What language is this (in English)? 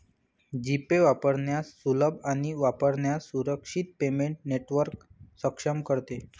Marathi